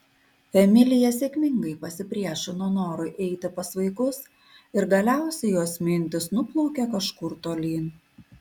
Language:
Lithuanian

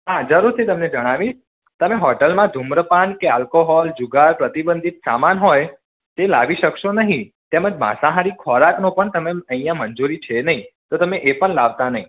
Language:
Gujarati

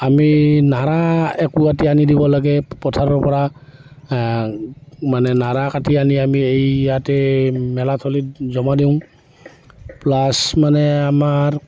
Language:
Assamese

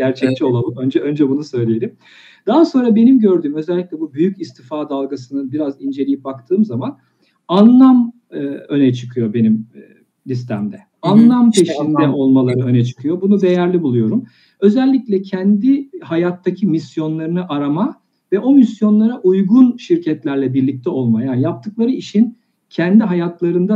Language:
Turkish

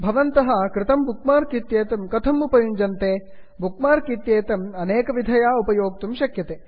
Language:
Sanskrit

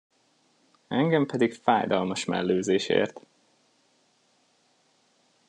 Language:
Hungarian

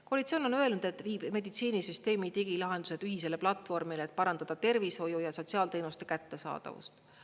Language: Estonian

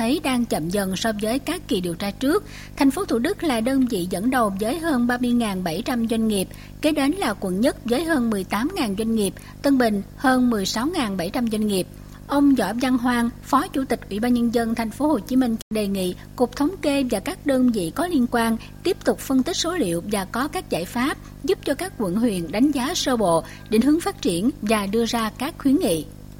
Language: Vietnamese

